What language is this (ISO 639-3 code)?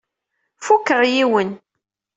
kab